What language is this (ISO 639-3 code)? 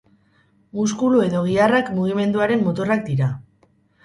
eus